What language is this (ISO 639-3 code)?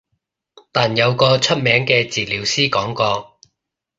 yue